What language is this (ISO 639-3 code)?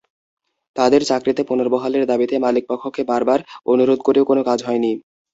ben